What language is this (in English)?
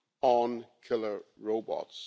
English